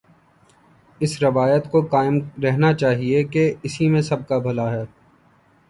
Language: Urdu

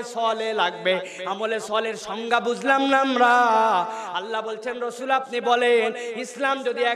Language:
Bangla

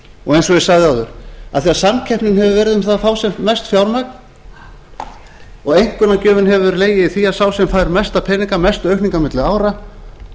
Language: Icelandic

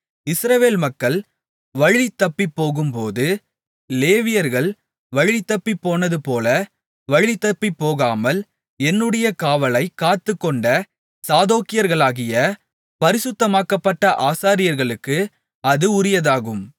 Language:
Tamil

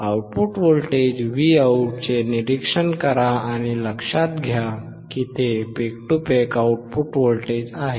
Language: Marathi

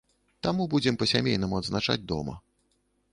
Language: Belarusian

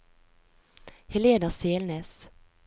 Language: Norwegian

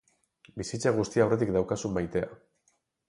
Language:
Basque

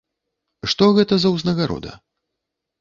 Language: Belarusian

